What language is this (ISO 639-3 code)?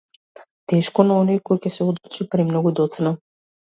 mkd